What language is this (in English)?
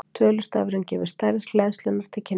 Icelandic